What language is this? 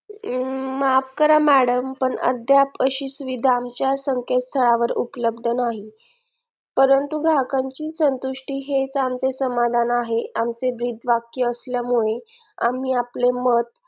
Marathi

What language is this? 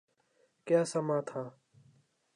Urdu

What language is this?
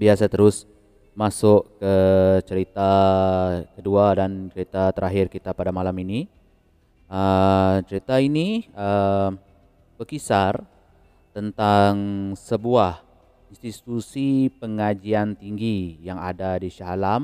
Malay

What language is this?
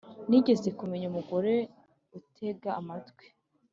Kinyarwanda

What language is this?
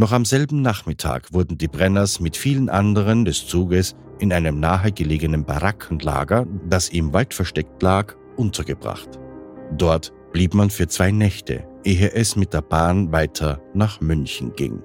German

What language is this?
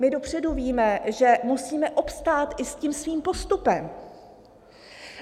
Czech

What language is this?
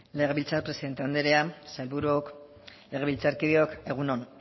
Basque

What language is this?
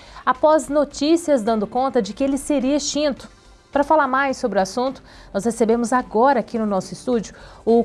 Portuguese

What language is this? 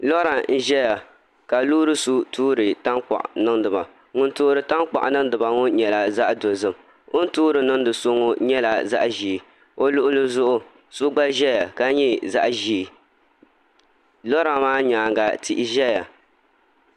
Dagbani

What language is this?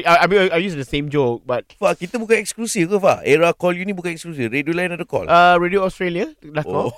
Malay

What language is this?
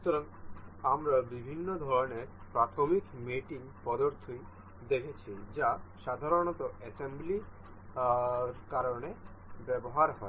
Bangla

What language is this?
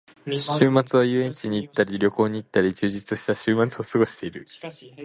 Japanese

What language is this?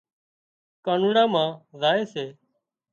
Wadiyara Koli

